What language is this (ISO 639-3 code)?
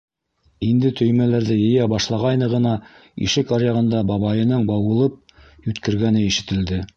bak